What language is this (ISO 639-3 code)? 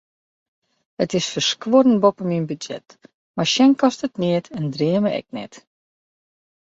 fry